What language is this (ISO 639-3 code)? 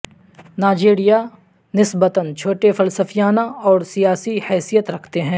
urd